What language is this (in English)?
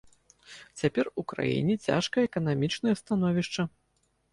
Belarusian